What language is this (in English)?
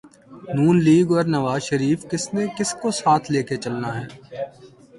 Urdu